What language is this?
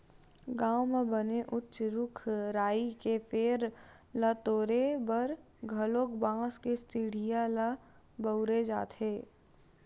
Chhattisgarhi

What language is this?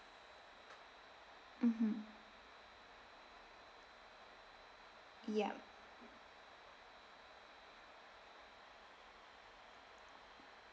English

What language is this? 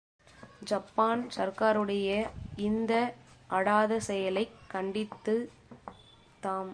Tamil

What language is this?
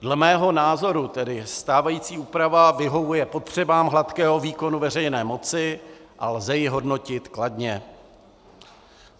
Czech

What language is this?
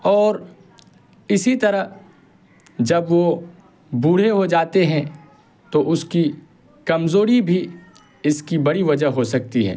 Urdu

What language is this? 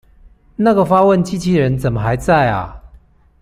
Chinese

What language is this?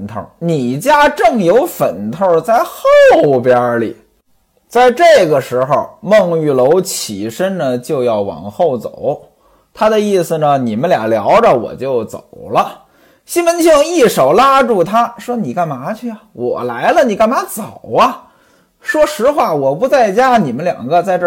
Chinese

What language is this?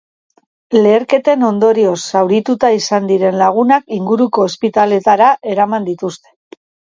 Basque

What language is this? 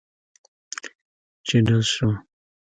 Pashto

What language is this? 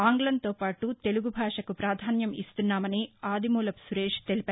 Telugu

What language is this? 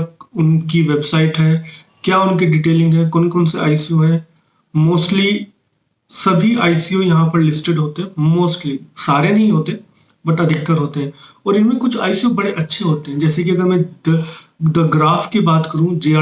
Hindi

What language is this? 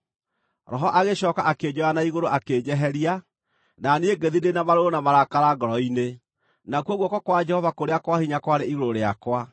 Kikuyu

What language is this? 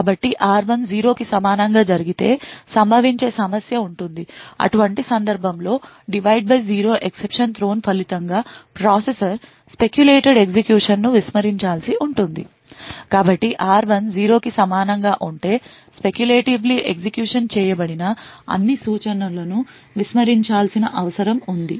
Telugu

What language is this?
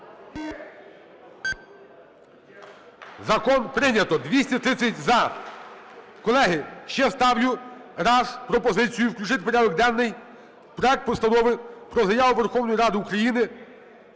Ukrainian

